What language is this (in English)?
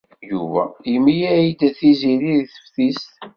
Kabyle